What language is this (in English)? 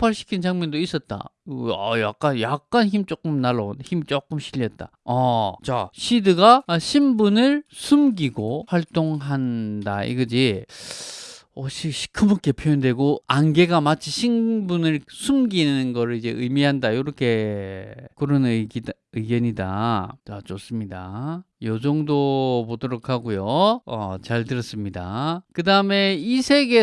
Korean